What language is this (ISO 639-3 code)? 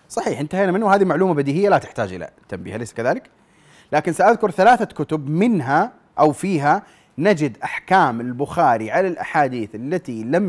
ara